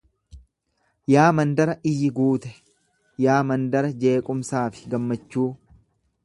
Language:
Oromo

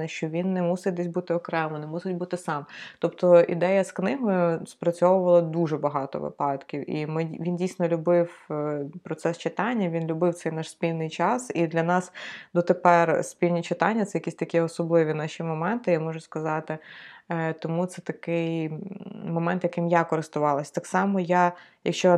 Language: Ukrainian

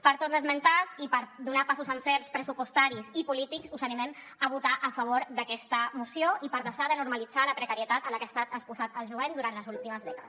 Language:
Catalan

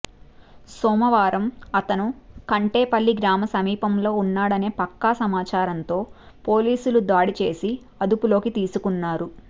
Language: Telugu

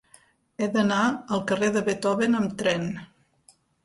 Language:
Catalan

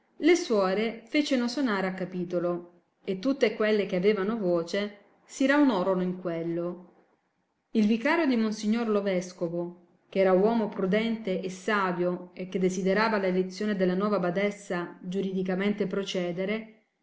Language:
Italian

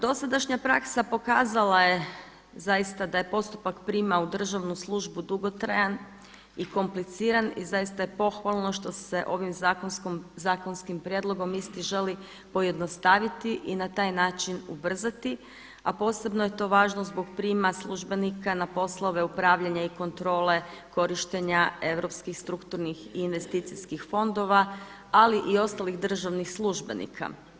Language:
Croatian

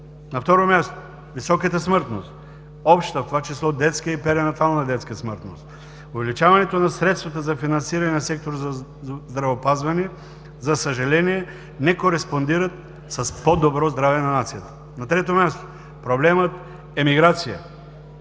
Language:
Bulgarian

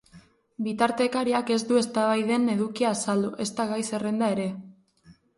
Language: Basque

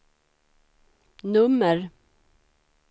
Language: Swedish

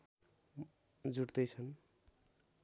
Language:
Nepali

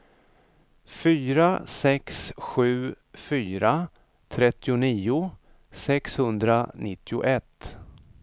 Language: Swedish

